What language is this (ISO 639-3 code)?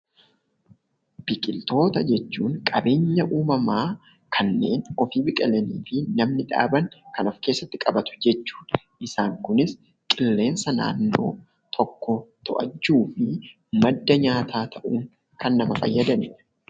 orm